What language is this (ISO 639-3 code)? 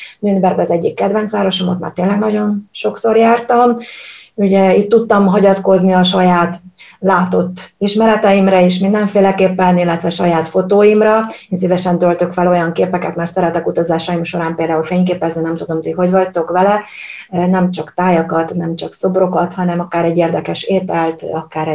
hun